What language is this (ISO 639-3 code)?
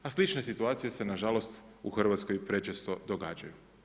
hrv